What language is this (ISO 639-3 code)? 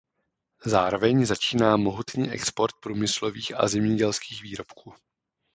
ces